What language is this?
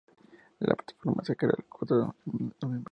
Spanish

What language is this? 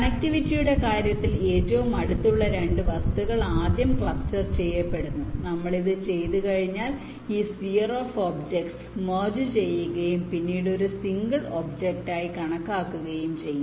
Malayalam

